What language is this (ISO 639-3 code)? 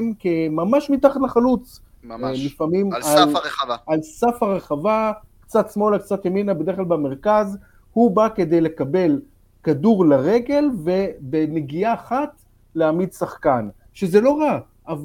heb